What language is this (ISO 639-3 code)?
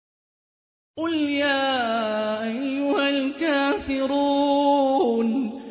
ara